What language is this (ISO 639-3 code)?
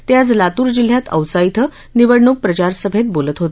mar